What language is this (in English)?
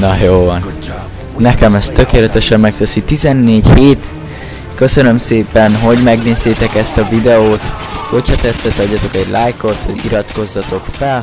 Hungarian